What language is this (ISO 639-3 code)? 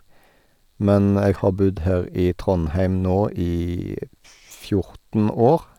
nor